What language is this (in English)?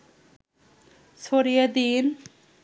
Bangla